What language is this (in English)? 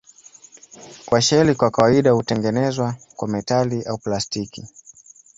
Swahili